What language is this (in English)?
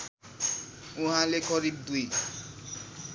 Nepali